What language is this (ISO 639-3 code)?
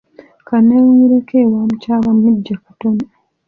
lug